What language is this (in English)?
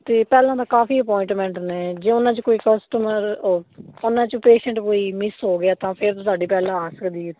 Punjabi